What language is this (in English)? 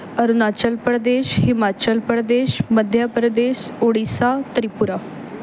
Punjabi